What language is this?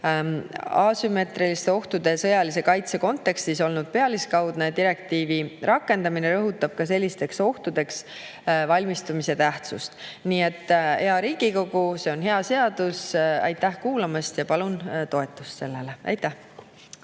Estonian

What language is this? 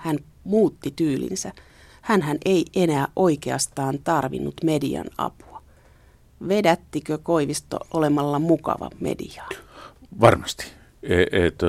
Finnish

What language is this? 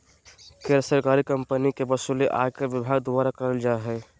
Magahi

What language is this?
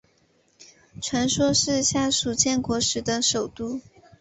Chinese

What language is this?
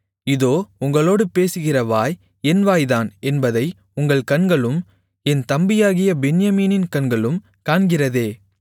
Tamil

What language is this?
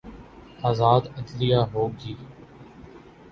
Urdu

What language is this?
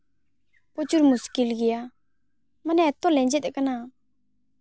Santali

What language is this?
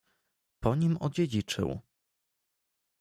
Polish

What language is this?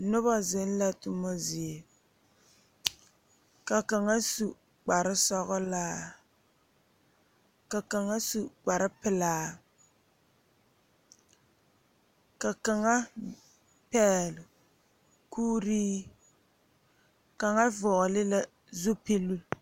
Southern Dagaare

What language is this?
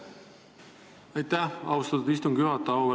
Estonian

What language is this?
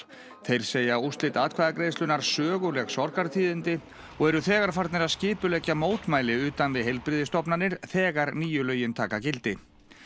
Icelandic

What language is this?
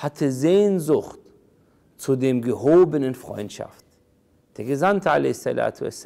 German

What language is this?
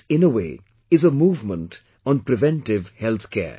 English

